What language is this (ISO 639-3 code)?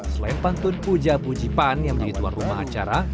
ind